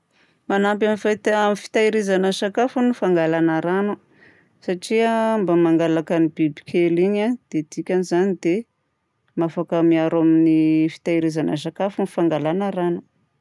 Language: Southern Betsimisaraka Malagasy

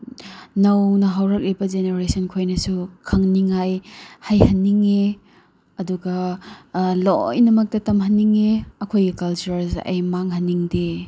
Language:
Manipuri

